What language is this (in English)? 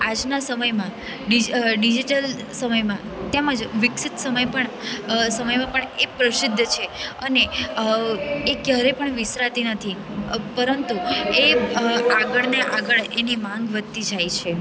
Gujarati